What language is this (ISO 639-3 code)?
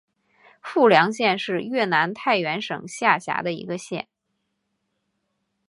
zho